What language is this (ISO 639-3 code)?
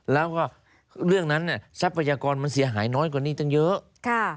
tha